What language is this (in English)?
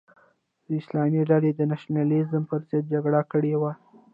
Pashto